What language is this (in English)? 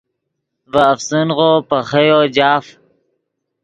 Yidgha